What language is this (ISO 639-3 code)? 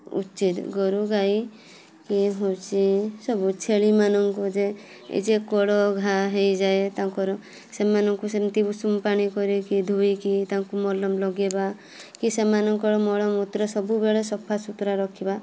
ori